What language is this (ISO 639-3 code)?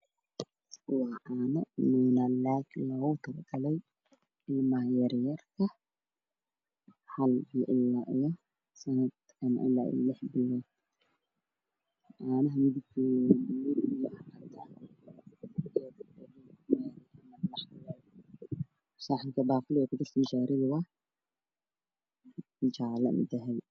som